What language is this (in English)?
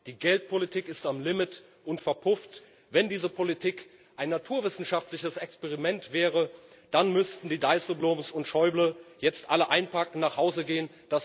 German